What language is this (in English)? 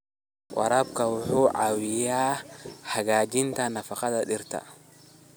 Somali